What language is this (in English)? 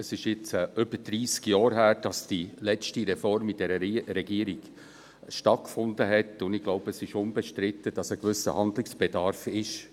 Swiss German